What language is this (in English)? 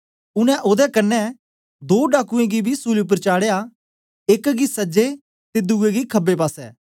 Dogri